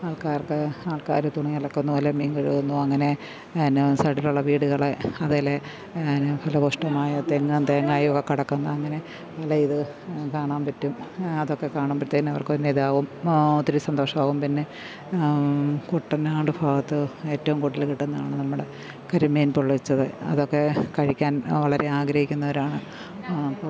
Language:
Malayalam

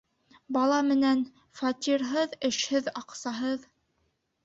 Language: Bashkir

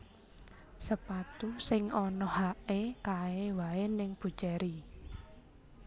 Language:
Javanese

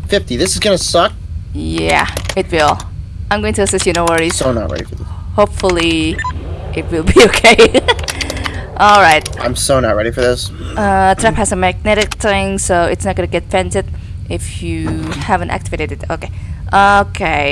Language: English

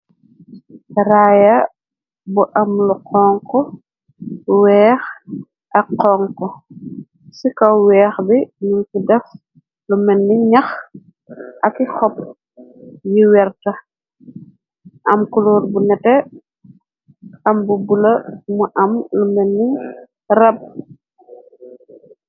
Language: Wolof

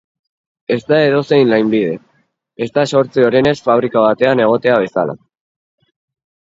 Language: Basque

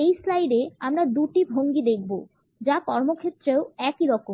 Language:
Bangla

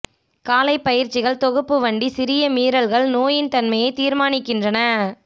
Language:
Tamil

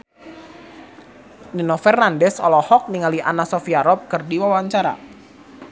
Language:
Sundanese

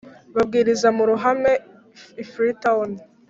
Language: Kinyarwanda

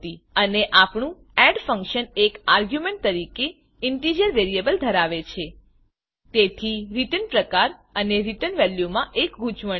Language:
Gujarati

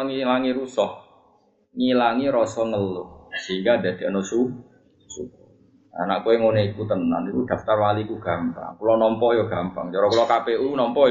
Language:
Malay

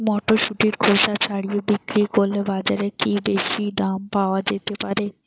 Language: Bangla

